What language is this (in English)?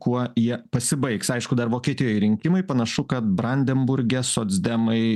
Lithuanian